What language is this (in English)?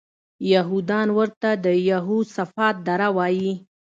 Pashto